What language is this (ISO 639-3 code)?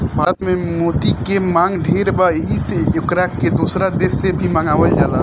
bho